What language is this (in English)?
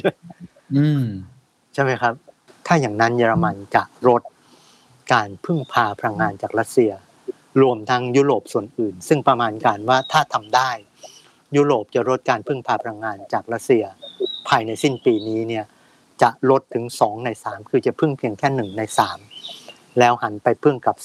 Thai